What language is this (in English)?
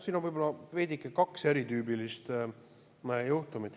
Estonian